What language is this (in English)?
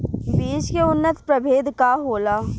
Bhojpuri